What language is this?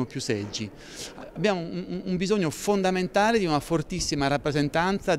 Italian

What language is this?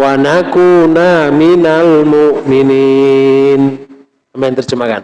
Indonesian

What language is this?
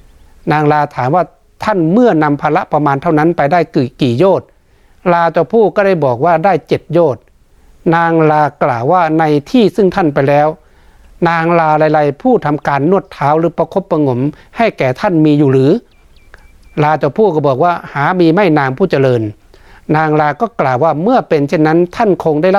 Thai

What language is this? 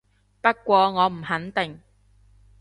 Cantonese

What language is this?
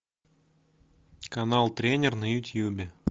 Russian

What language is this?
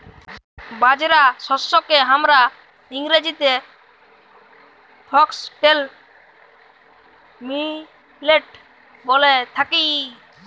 Bangla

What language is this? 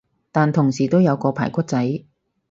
Cantonese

